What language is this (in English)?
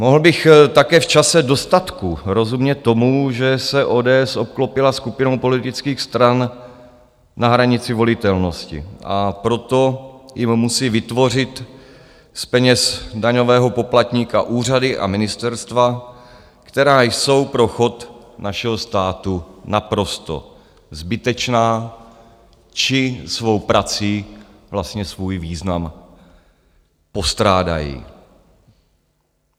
Czech